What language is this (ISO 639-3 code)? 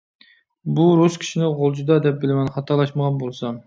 uig